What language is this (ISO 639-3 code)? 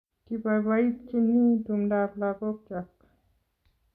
kln